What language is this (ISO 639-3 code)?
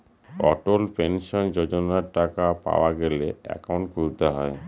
ben